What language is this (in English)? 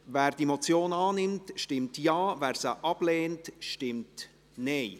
Swiss German